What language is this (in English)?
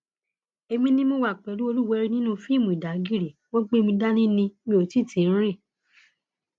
Yoruba